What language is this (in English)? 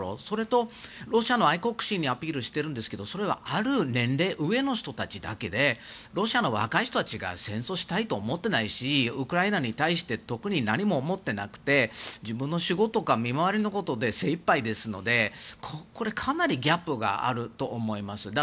Japanese